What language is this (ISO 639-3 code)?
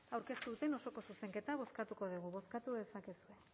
eus